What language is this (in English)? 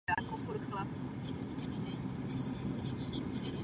Czech